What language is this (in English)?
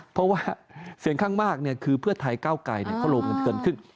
Thai